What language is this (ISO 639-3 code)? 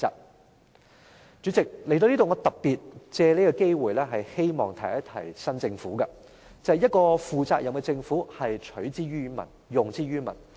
yue